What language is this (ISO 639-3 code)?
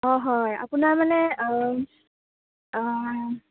asm